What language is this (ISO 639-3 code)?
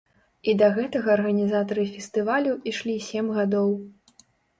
bel